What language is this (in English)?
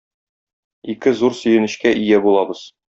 Tatar